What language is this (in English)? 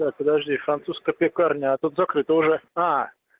Russian